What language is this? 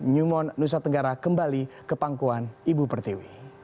Indonesian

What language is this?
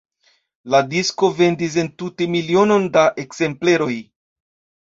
Esperanto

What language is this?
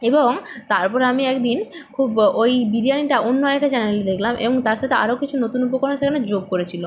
Bangla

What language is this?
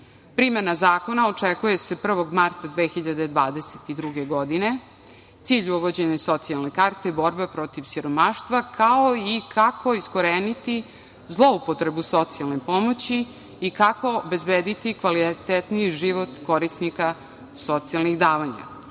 Serbian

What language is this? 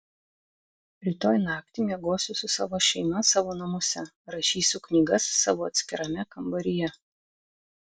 Lithuanian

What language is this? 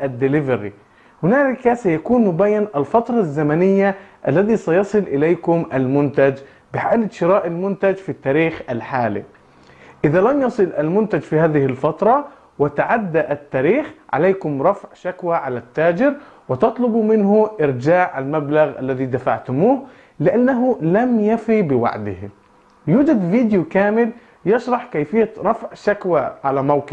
Arabic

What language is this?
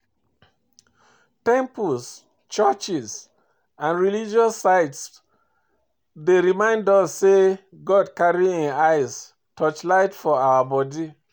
Nigerian Pidgin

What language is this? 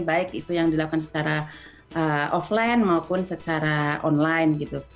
Indonesian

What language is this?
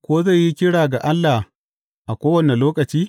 Hausa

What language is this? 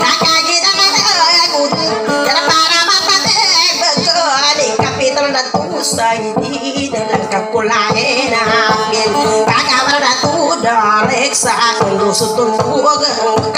Thai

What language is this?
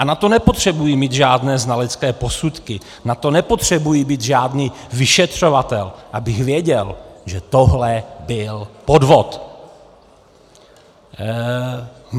Czech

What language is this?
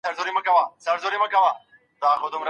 Pashto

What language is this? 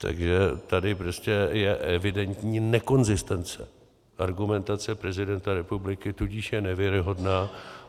Czech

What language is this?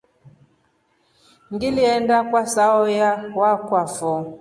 Rombo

